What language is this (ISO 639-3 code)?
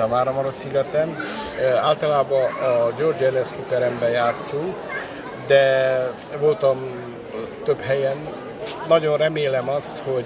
hun